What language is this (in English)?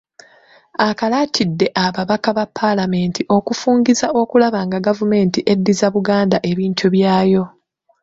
Ganda